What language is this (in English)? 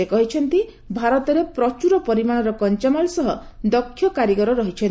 Odia